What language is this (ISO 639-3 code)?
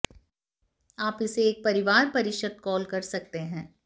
hin